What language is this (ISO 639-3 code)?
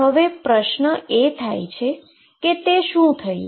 guj